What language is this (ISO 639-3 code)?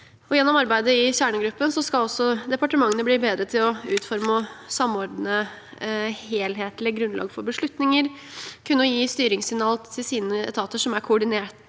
nor